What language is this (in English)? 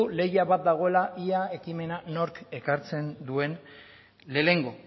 Basque